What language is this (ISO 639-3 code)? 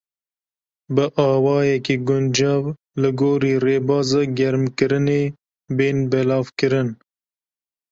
kur